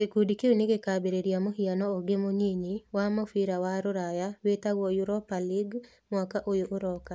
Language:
Kikuyu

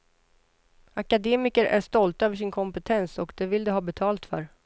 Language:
Swedish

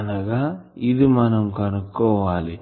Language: Telugu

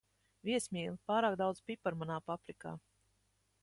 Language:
Latvian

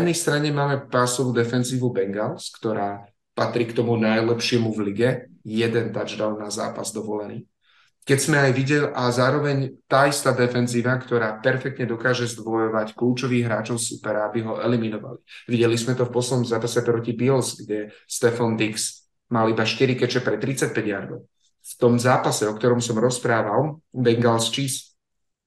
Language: Slovak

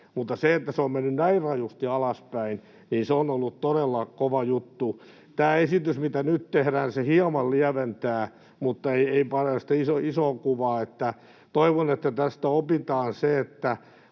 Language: Finnish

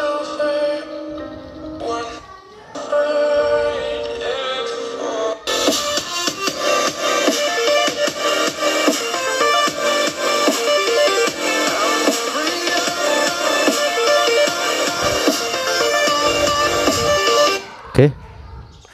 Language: Indonesian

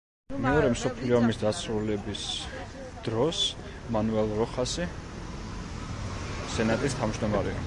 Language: Georgian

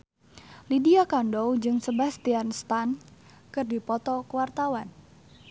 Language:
Sundanese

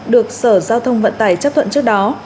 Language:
Vietnamese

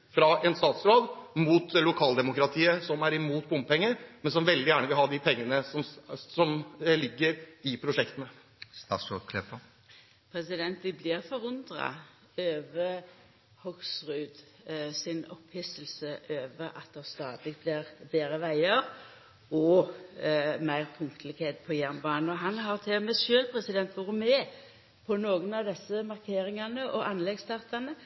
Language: Norwegian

